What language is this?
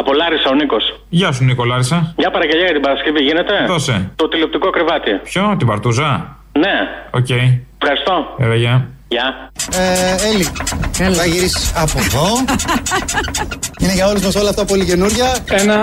Greek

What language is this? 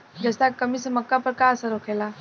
Bhojpuri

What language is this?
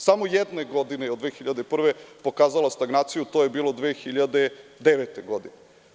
Serbian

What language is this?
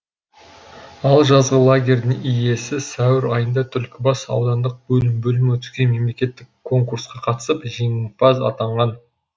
Kazakh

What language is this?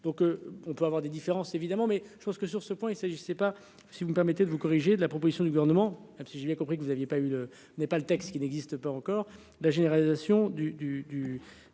French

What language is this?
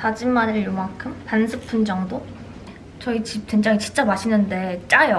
Korean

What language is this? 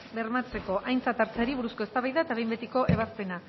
Basque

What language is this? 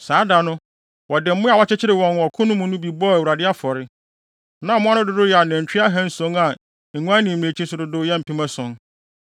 Akan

